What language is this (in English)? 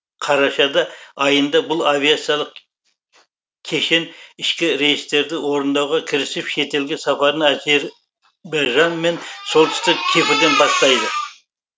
Kazakh